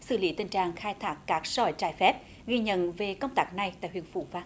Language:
Vietnamese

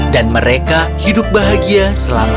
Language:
Indonesian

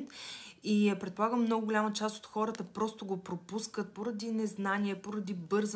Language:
Bulgarian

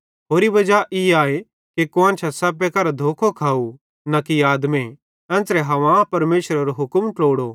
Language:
Bhadrawahi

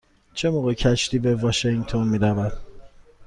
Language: Persian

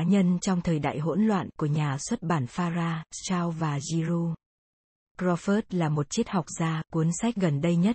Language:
Vietnamese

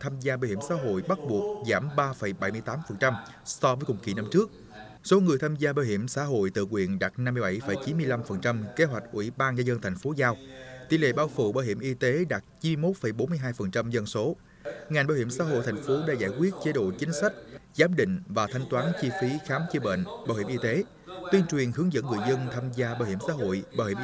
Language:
Vietnamese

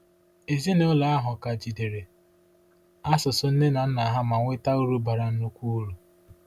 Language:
Igbo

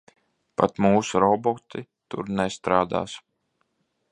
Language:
Latvian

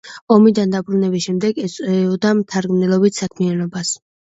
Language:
Georgian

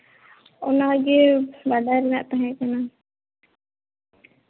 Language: Santali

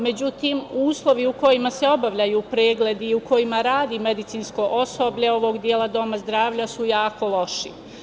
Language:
Serbian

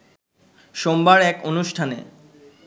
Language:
Bangla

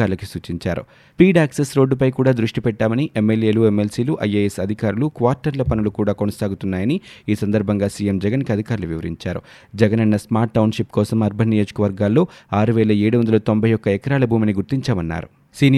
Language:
Telugu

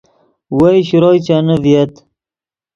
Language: Yidgha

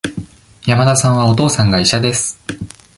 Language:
Japanese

